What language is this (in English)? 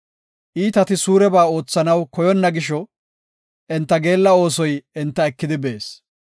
Gofa